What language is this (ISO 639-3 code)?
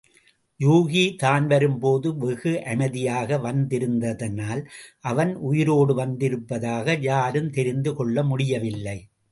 tam